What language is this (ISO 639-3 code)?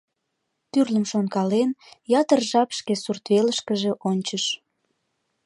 chm